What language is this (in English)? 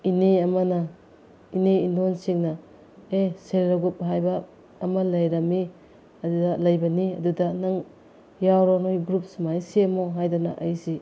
Manipuri